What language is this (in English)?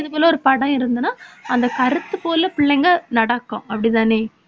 Tamil